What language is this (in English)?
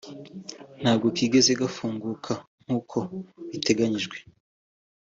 Kinyarwanda